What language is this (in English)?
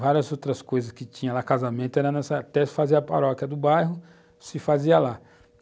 Portuguese